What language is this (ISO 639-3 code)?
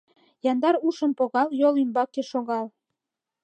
chm